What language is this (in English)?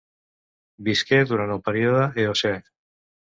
Catalan